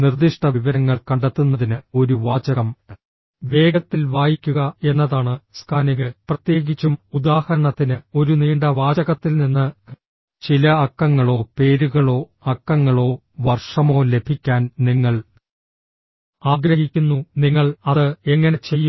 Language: Malayalam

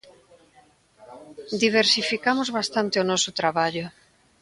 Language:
Galician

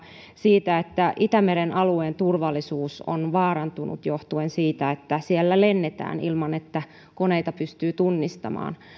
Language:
Finnish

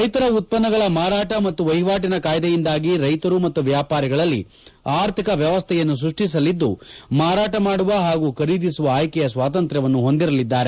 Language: Kannada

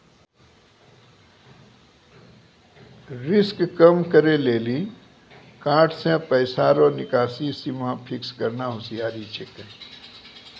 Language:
Maithili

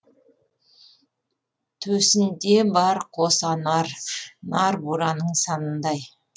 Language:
Kazakh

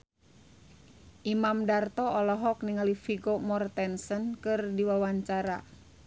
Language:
Sundanese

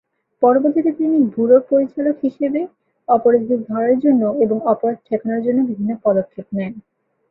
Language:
Bangla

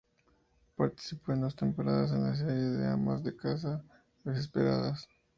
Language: Spanish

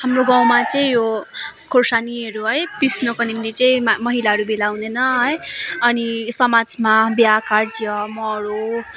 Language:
Nepali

